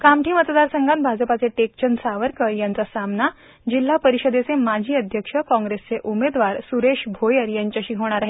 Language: Marathi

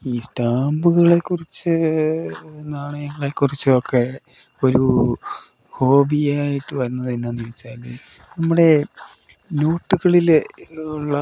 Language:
Malayalam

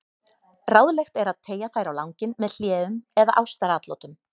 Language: Icelandic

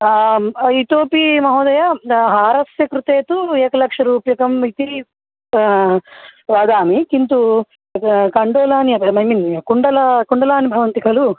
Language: Sanskrit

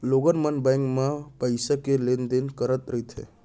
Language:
Chhattisgarhi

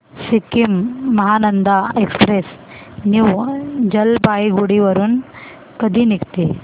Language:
Marathi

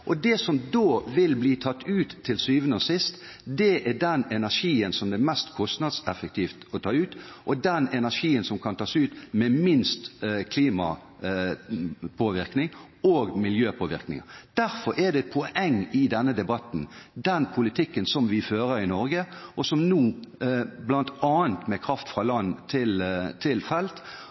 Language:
Norwegian Bokmål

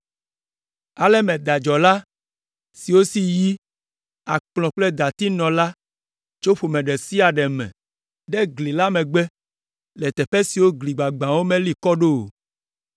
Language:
Ewe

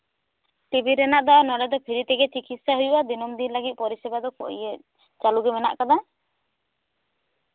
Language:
Santali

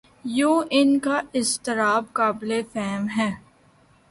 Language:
Urdu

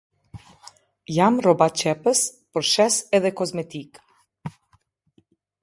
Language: Albanian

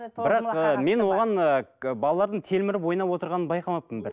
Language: Kazakh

